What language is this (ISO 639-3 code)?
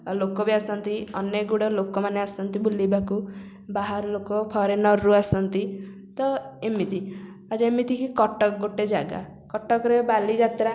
ori